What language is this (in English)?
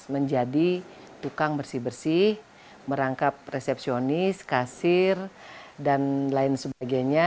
Indonesian